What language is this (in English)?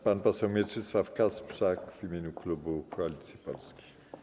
Polish